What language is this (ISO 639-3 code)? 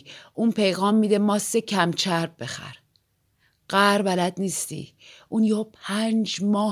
fas